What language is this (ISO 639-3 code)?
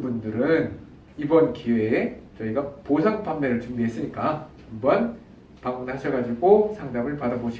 kor